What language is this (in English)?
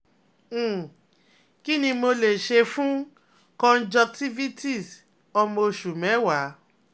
Yoruba